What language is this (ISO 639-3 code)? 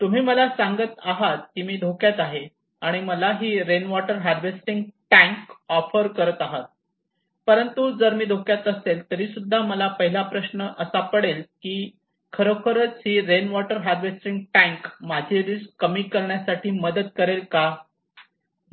mar